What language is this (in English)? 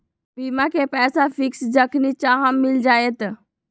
Magahi